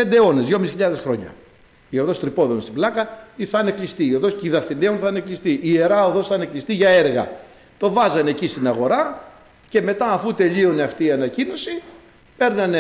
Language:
Greek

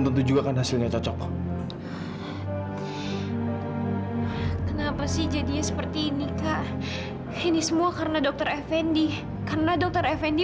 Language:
Indonesian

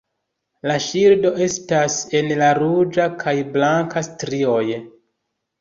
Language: Esperanto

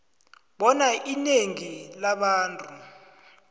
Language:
South Ndebele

